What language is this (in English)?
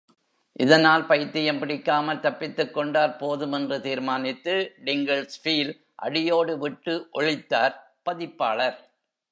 Tamil